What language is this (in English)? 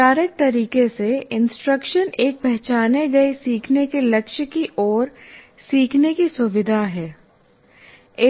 Hindi